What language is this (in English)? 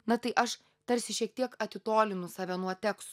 Lithuanian